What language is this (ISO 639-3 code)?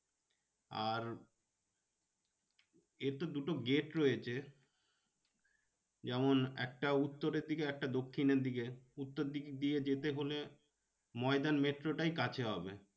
ben